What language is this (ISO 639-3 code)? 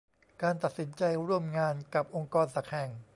tha